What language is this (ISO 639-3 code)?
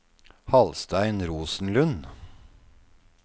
nor